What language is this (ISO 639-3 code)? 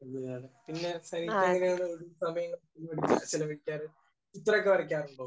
mal